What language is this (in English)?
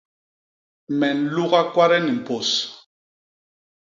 Basaa